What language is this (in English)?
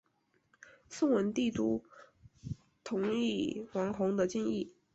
Chinese